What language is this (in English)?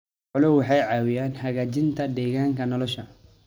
Somali